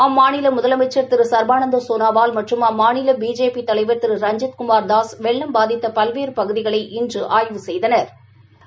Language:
Tamil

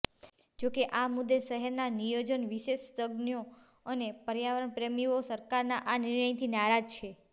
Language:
Gujarati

